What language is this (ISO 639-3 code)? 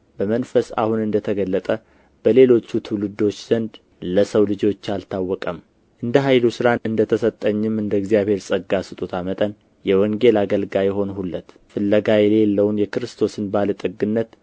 amh